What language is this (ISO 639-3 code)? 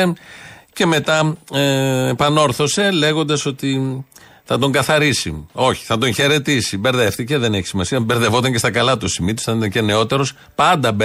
ell